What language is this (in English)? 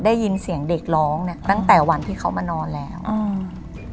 Thai